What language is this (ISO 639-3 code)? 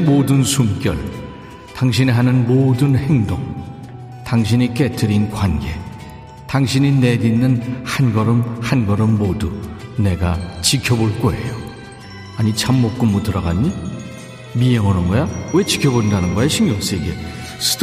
kor